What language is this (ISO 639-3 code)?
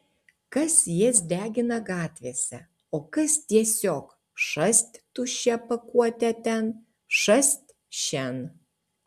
lit